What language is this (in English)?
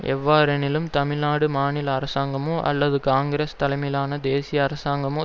Tamil